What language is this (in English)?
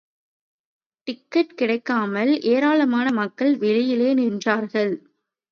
Tamil